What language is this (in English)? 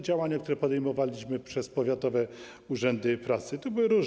Polish